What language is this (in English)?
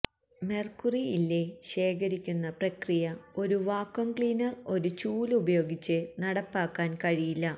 Malayalam